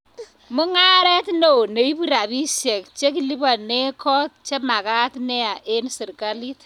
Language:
Kalenjin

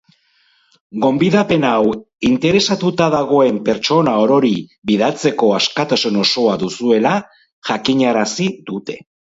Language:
Basque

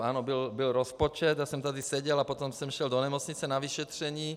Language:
Czech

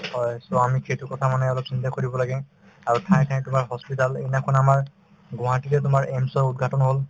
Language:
Assamese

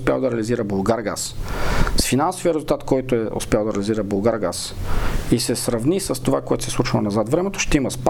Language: Bulgarian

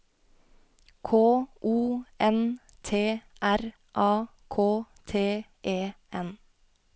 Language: Norwegian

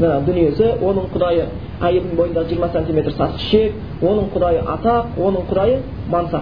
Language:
Bulgarian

